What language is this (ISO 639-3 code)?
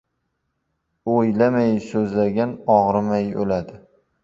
uzb